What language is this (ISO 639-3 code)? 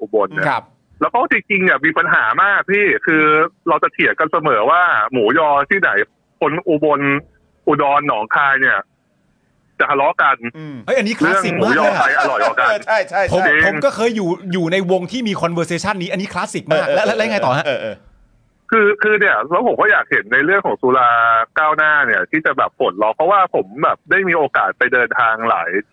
tha